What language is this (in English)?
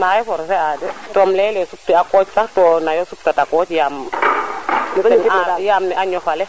Serer